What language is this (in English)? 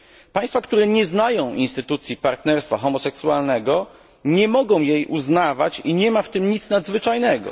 Polish